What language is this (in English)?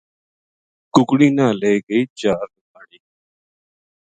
Gujari